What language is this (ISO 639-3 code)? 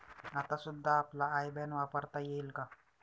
mar